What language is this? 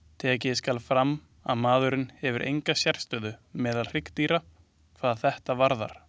Icelandic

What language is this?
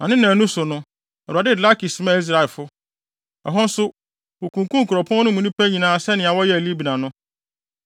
Akan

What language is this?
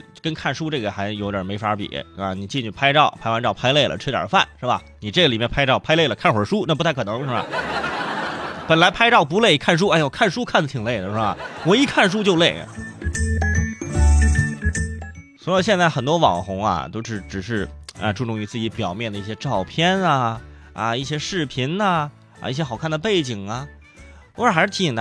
Chinese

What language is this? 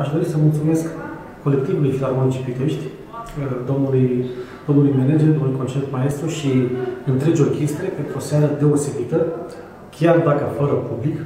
Romanian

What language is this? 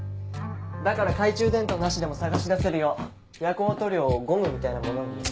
Japanese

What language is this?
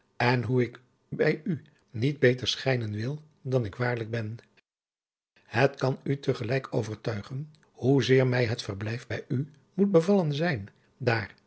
Dutch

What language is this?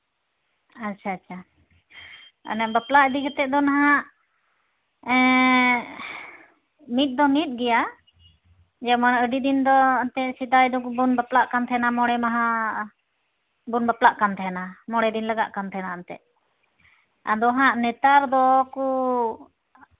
Santali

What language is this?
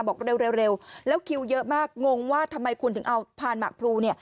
Thai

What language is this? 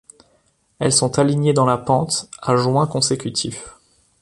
French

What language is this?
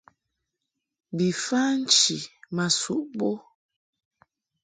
Mungaka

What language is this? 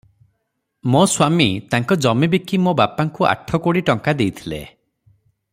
Odia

